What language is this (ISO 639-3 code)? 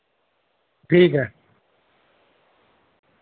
urd